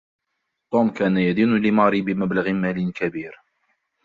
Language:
Arabic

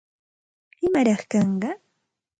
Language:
Santa Ana de Tusi Pasco Quechua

